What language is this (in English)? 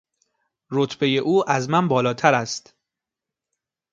Persian